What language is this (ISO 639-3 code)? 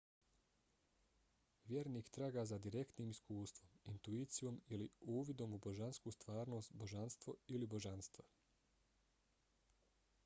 bos